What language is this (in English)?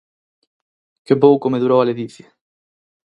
Galician